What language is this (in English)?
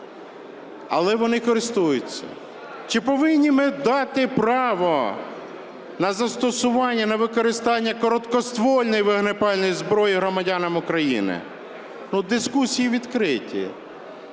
Ukrainian